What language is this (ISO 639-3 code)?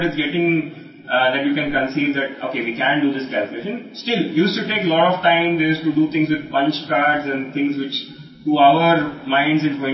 tel